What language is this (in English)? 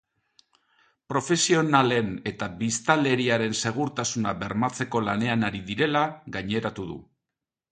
Basque